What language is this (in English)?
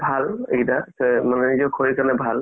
Assamese